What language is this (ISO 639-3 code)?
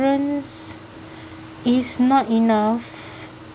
eng